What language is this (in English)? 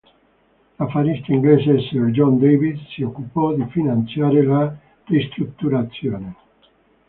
Italian